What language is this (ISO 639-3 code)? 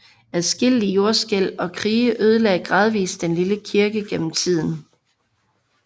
dan